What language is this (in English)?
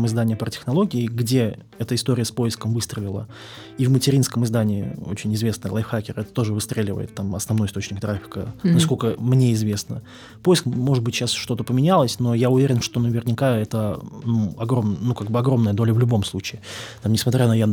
Russian